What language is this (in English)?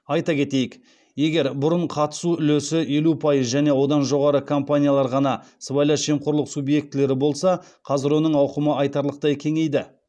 Kazakh